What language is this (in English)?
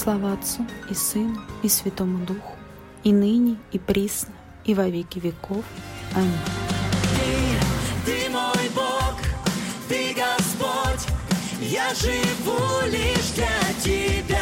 Russian